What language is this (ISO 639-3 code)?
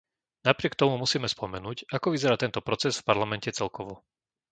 slk